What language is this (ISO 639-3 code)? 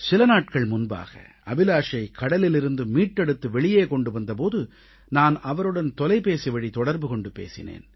tam